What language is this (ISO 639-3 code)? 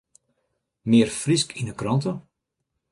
fry